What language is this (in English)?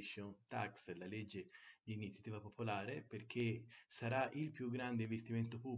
Italian